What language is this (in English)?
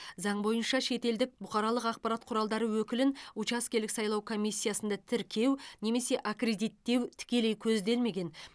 Kazakh